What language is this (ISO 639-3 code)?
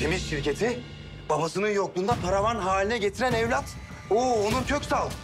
tur